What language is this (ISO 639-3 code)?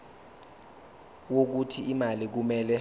zul